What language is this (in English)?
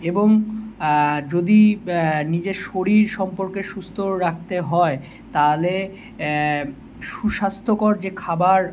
Bangla